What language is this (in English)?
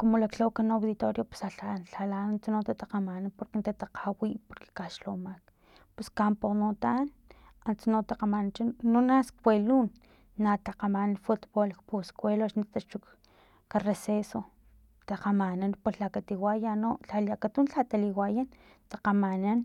Filomena Mata-Coahuitlán Totonac